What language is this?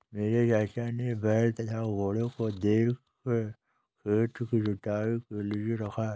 Hindi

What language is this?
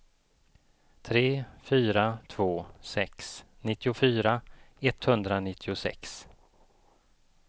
Swedish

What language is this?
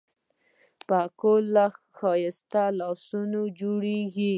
Pashto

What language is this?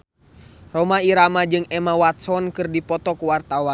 Sundanese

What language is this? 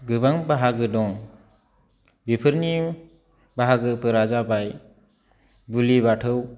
Bodo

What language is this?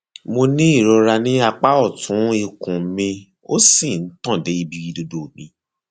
Yoruba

